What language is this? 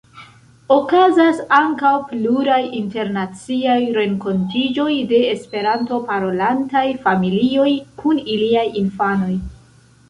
Esperanto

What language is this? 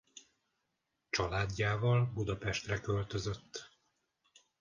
Hungarian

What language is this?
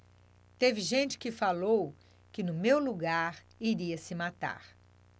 Portuguese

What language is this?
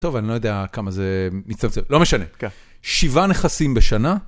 Hebrew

